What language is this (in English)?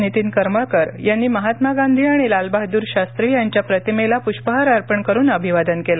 Marathi